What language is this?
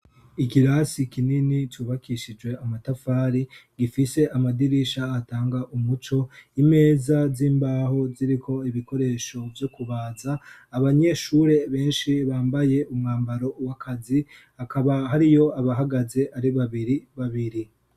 Rundi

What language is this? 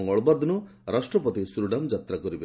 Odia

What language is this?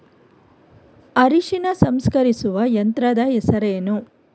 Kannada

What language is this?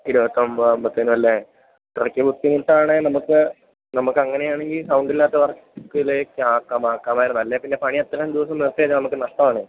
Malayalam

